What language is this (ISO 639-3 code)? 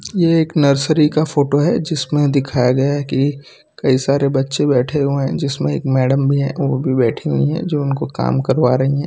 hin